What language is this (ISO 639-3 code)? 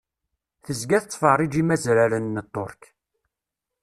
kab